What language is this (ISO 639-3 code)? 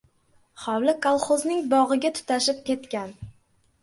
uzb